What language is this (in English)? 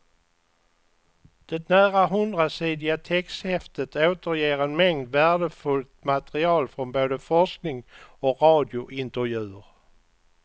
Swedish